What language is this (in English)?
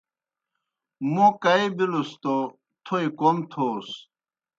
Kohistani Shina